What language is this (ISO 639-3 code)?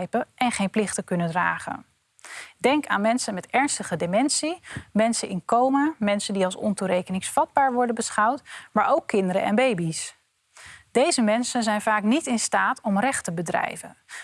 nld